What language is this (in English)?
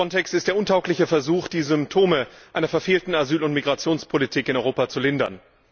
German